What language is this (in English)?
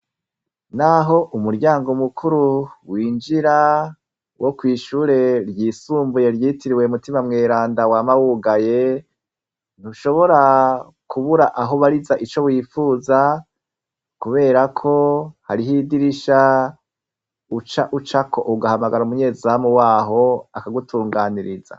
Rundi